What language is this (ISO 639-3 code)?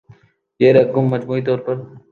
urd